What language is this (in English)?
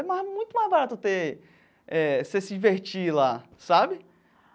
Portuguese